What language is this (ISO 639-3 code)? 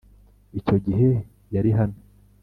kin